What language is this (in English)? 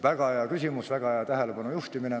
Estonian